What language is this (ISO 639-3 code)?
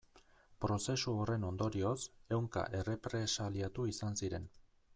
eus